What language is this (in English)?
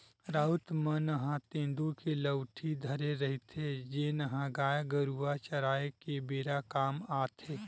Chhattisgarhi